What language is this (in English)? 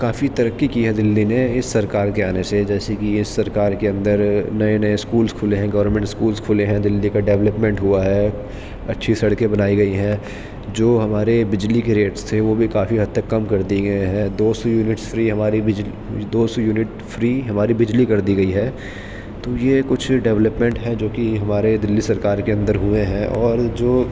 Urdu